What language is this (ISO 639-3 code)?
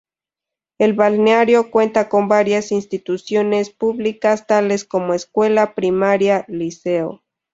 spa